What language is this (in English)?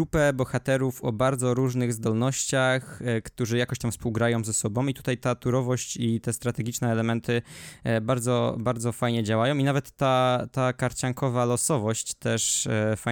Polish